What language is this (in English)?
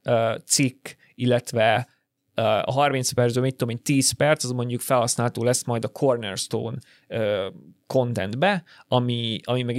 Hungarian